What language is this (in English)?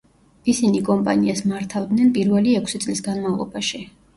Georgian